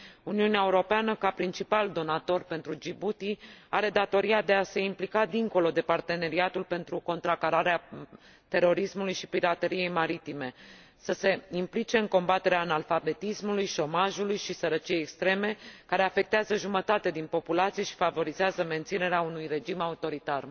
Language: Romanian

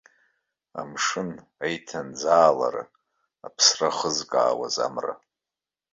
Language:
Abkhazian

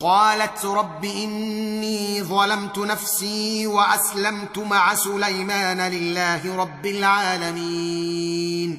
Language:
Arabic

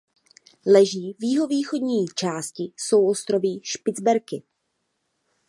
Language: Czech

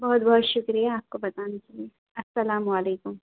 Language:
Urdu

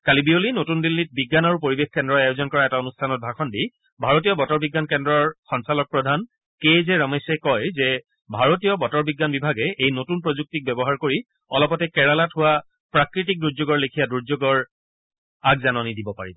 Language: Assamese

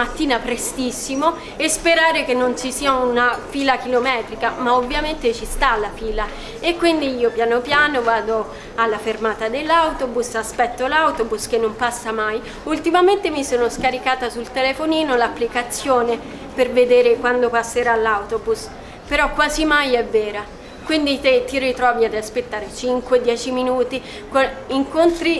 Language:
Italian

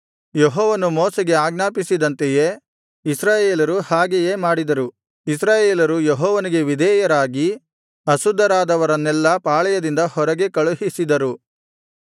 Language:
Kannada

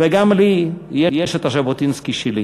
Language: Hebrew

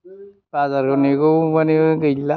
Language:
Bodo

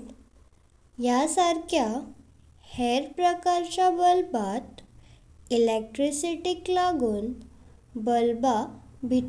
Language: Konkani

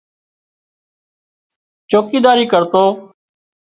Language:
Wadiyara Koli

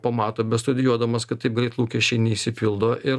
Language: Lithuanian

